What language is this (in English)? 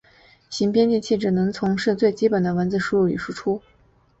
Chinese